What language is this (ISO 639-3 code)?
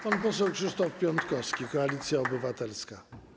pol